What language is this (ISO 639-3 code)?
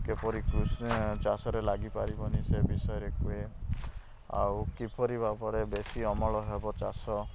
ori